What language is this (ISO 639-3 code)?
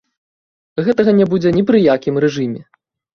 bel